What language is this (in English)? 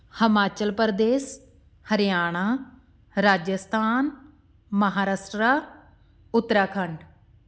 Punjabi